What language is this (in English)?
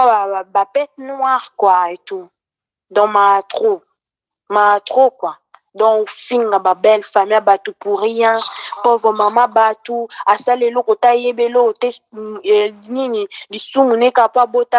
French